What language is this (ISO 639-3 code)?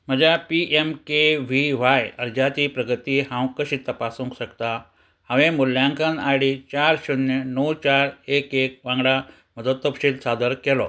kok